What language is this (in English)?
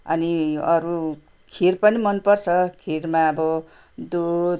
Nepali